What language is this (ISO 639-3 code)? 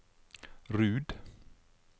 nor